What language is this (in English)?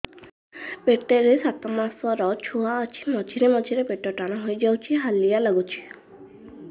Odia